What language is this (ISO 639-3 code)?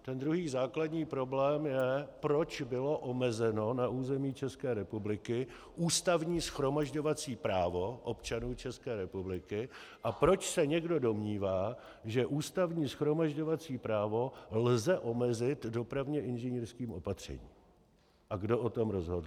ces